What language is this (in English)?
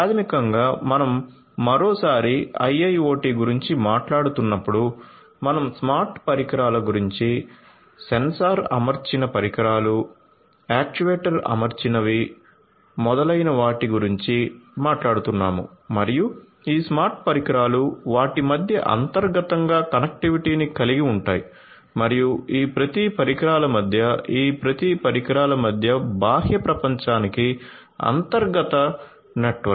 Telugu